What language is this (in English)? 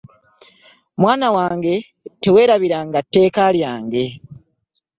Ganda